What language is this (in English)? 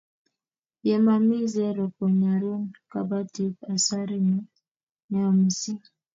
Kalenjin